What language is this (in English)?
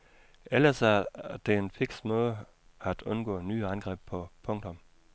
Danish